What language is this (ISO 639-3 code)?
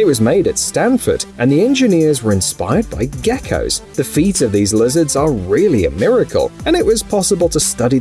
eng